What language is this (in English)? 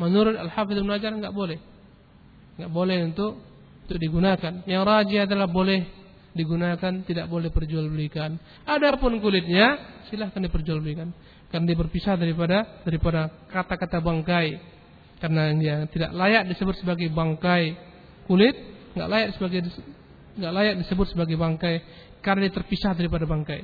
Malay